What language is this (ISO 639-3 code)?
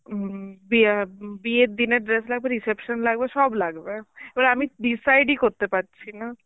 ben